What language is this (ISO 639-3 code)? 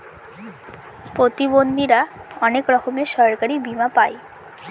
ben